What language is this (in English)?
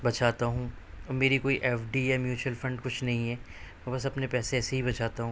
Urdu